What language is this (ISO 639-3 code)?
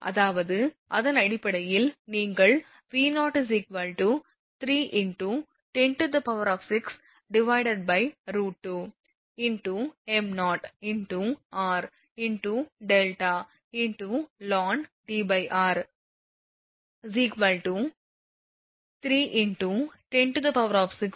tam